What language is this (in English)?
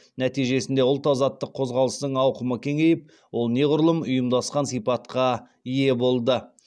Kazakh